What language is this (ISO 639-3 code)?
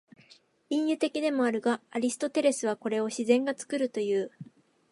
jpn